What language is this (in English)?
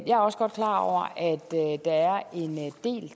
Danish